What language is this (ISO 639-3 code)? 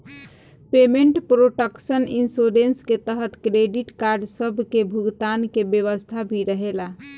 bho